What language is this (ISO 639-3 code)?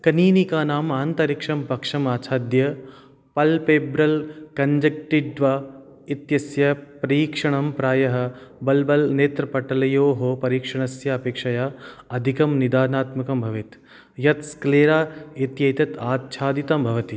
san